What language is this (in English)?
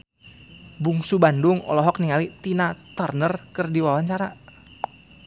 Sundanese